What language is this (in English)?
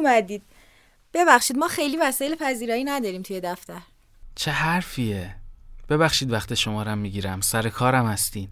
Persian